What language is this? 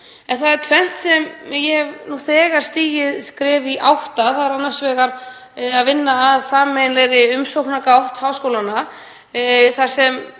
Icelandic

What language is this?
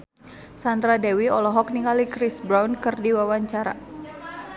Sundanese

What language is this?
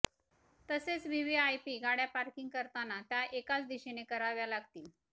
Marathi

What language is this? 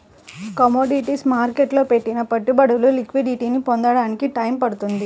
Telugu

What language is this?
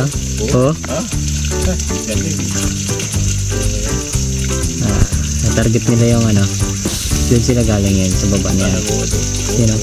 Filipino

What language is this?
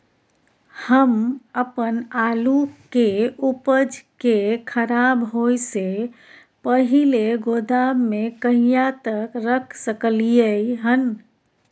Maithili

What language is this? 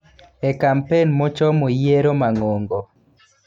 Luo (Kenya and Tanzania)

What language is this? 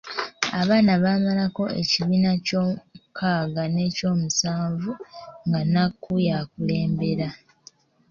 Ganda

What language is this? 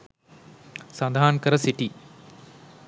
Sinhala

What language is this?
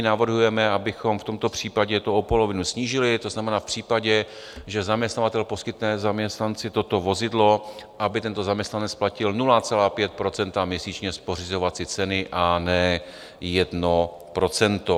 Czech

